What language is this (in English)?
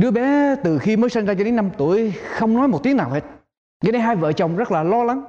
Vietnamese